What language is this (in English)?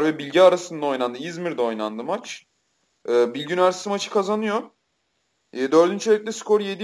Turkish